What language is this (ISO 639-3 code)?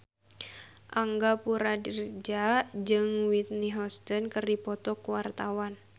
sun